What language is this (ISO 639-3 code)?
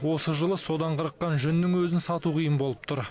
kaz